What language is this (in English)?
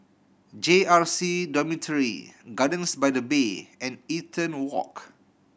English